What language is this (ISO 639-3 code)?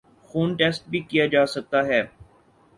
urd